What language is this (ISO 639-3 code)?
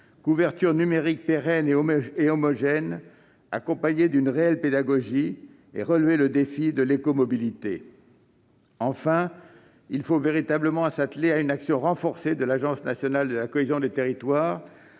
fra